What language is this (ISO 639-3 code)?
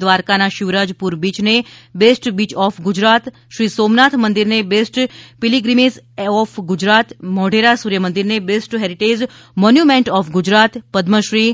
guj